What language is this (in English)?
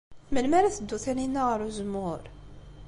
Kabyle